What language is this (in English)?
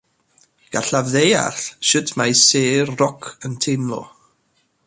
Welsh